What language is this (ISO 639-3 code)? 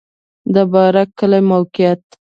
pus